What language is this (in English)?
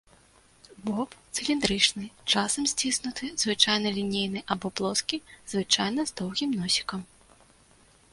Belarusian